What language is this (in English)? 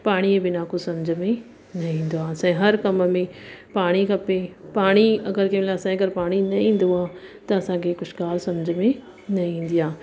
Sindhi